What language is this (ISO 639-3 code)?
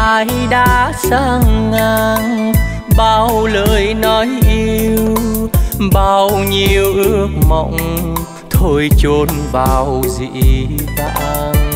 vie